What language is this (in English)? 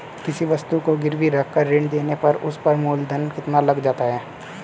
Hindi